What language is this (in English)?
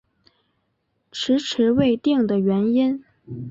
Chinese